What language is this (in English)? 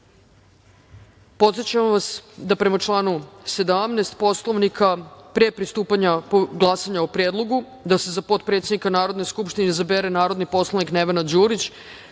Serbian